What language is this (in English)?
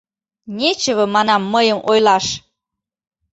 Mari